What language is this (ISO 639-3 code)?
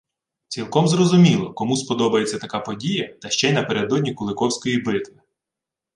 ukr